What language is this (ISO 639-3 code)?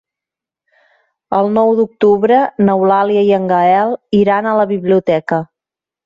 cat